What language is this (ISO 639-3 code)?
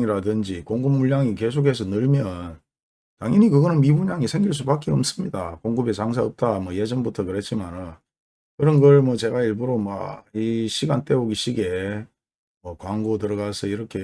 kor